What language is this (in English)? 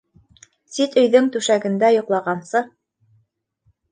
Bashkir